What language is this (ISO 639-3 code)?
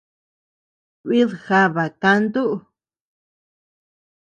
cux